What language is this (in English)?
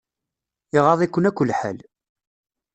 Kabyle